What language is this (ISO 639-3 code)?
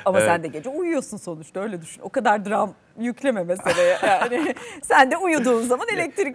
tur